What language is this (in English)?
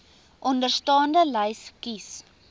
Afrikaans